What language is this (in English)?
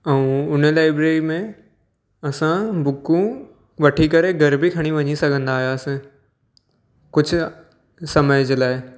Sindhi